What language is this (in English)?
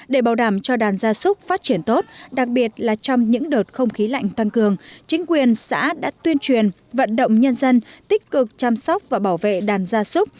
Vietnamese